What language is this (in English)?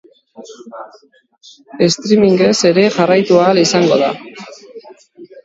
Basque